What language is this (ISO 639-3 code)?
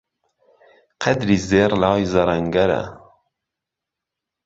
ckb